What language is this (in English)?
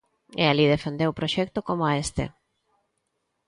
Galician